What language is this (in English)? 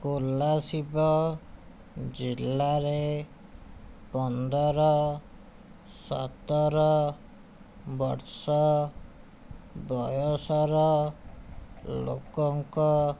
Odia